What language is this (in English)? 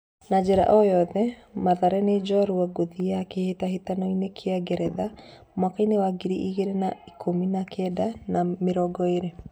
Kikuyu